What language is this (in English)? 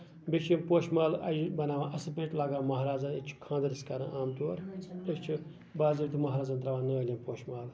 Kashmiri